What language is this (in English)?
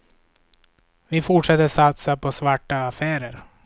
Swedish